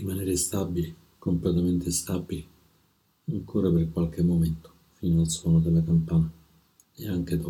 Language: Italian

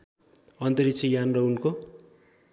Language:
Nepali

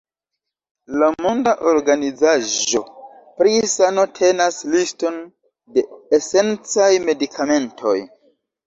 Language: Esperanto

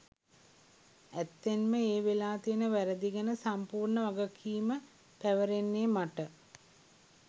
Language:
Sinhala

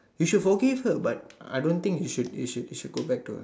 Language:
English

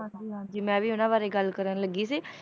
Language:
Punjabi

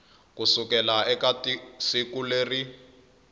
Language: Tsonga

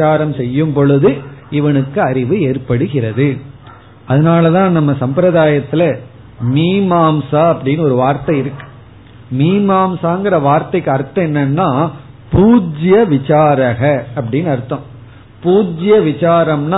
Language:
Tamil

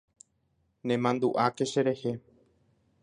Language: Guarani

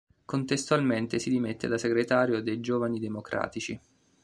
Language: Italian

